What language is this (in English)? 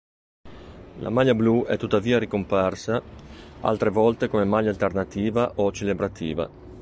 Italian